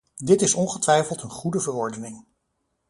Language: Dutch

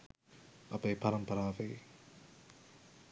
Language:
Sinhala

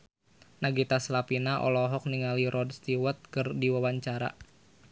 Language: Sundanese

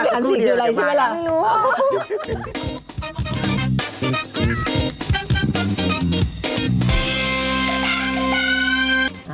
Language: Thai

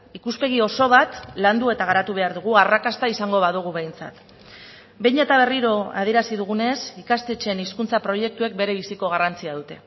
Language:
Basque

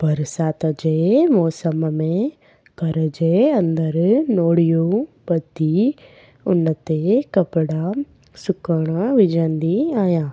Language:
Sindhi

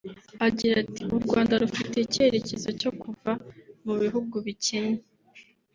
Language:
Kinyarwanda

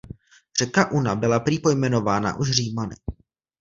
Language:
Czech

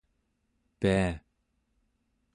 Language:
Central Yupik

